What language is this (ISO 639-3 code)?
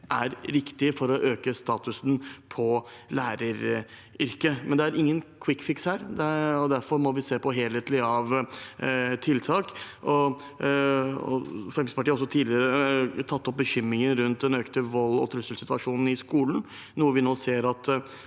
nor